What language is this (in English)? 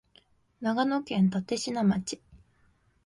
Japanese